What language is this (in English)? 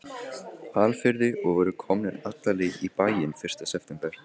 Icelandic